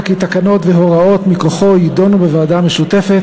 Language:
Hebrew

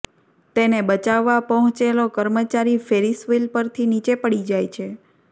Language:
Gujarati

